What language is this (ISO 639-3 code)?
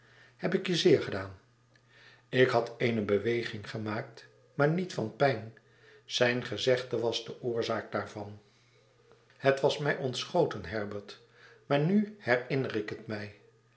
nld